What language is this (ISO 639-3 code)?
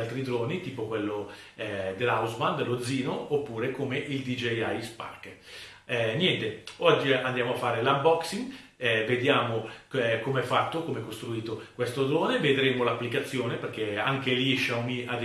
ita